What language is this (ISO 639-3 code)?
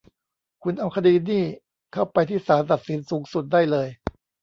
tha